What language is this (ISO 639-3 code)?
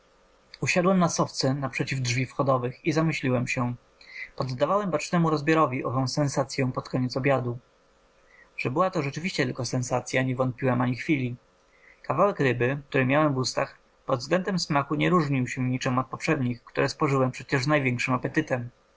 pol